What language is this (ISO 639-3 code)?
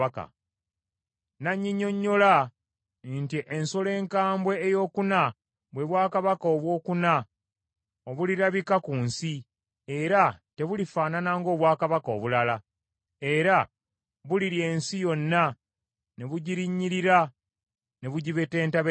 lug